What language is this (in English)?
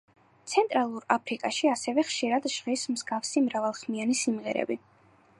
Georgian